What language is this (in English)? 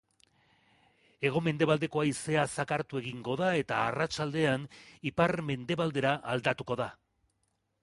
Basque